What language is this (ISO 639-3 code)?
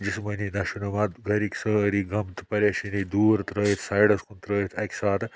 kas